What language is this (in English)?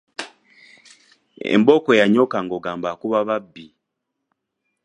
Ganda